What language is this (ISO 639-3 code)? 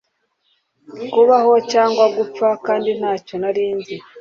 kin